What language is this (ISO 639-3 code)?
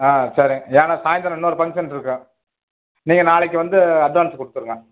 tam